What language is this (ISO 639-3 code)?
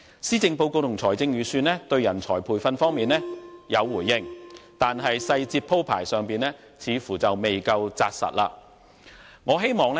yue